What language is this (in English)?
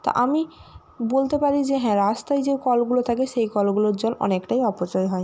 Bangla